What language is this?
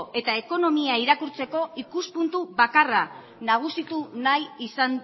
Basque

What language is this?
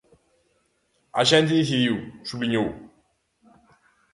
Galician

